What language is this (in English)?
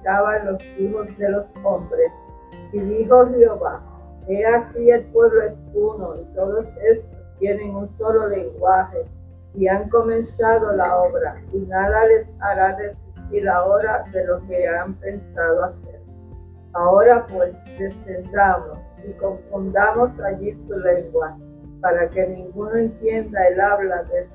Spanish